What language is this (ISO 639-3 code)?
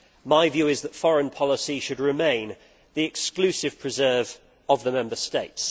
eng